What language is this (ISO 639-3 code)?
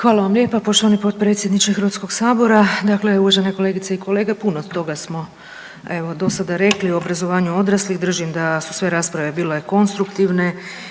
hrv